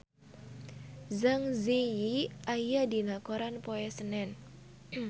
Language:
Sundanese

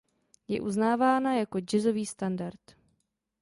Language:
Czech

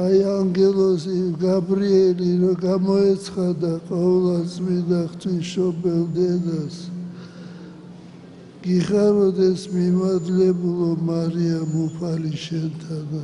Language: Romanian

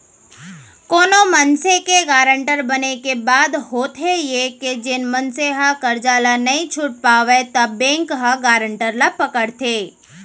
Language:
Chhattisgarhi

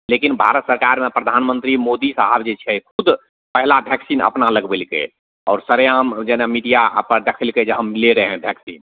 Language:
Maithili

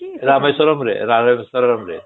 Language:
Odia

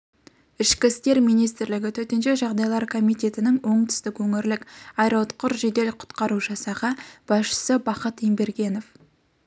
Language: Kazakh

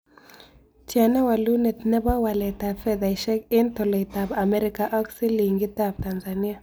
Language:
Kalenjin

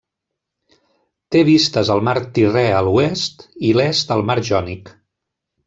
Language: Catalan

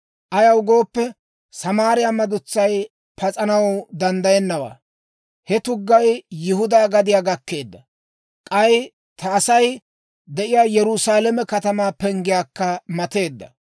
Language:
Dawro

